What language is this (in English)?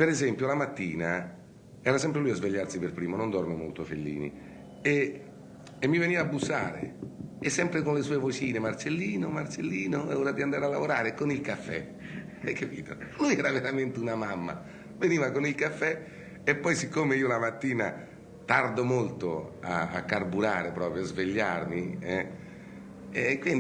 Italian